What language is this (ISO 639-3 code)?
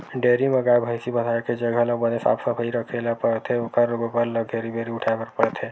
hne